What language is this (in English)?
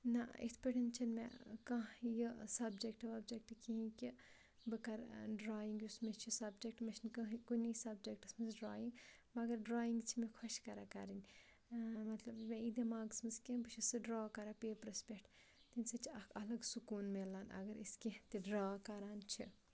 Kashmiri